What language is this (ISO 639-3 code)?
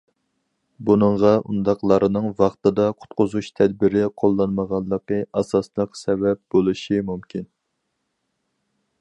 uig